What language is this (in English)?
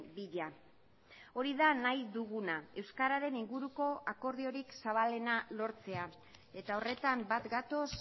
Basque